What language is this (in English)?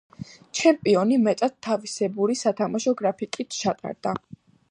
Georgian